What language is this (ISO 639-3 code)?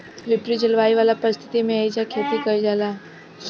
bho